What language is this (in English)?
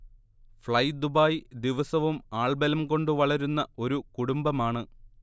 Malayalam